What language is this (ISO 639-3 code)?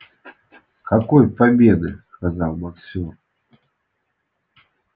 rus